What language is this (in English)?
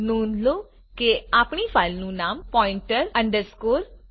Gujarati